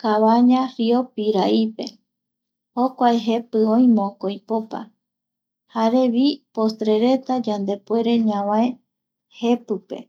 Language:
Eastern Bolivian Guaraní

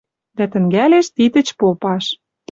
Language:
Western Mari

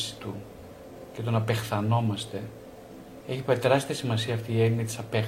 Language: Greek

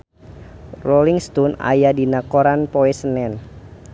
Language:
Sundanese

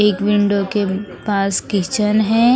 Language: Hindi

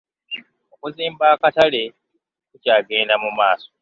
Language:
Ganda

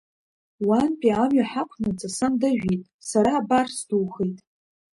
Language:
Abkhazian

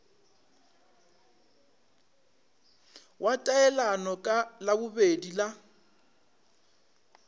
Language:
Northern Sotho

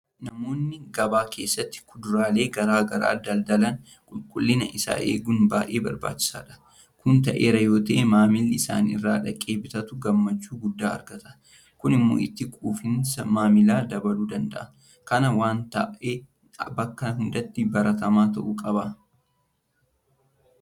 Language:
Oromo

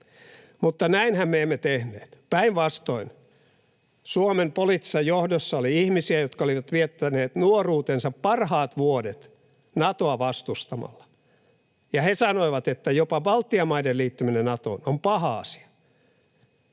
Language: Finnish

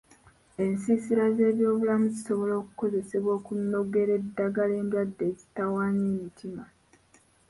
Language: Ganda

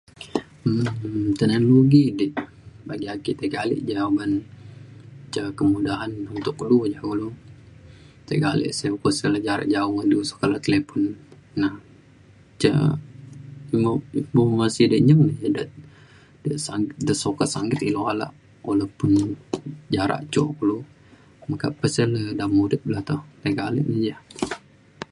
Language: Mainstream Kenyah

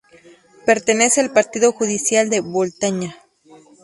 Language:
Spanish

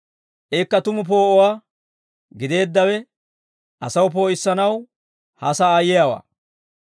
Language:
Dawro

